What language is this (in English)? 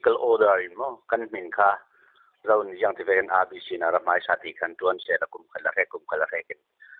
Thai